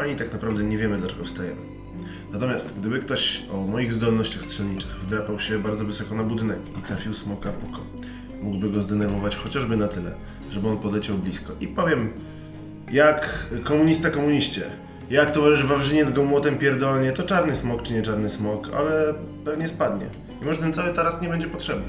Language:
Polish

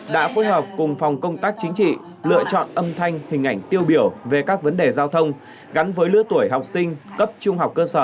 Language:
Vietnamese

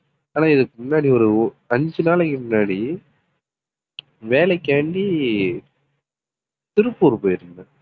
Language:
Tamil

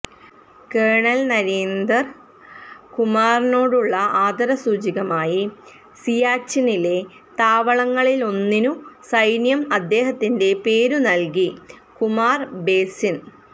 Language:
Malayalam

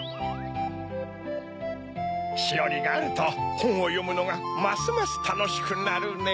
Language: Japanese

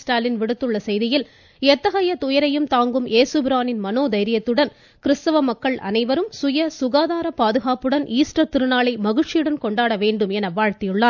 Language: Tamil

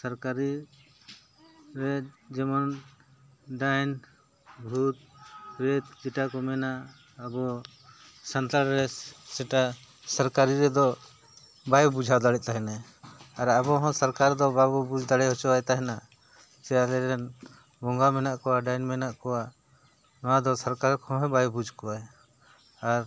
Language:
Santali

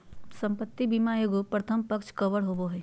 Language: Magahi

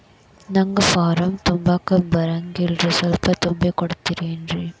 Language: Kannada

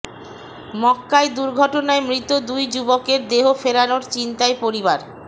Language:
Bangla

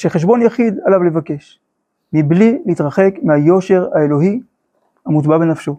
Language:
Hebrew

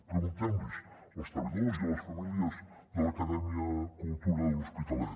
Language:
Catalan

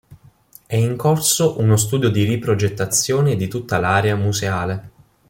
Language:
Italian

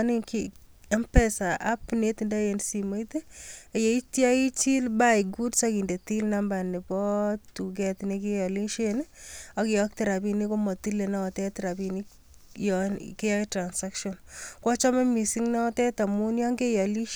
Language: Kalenjin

